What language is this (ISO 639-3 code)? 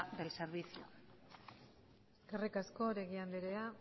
eus